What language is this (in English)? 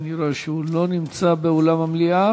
Hebrew